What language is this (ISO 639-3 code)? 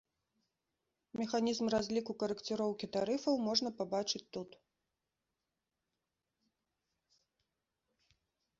bel